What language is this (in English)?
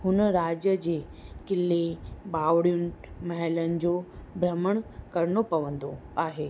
Sindhi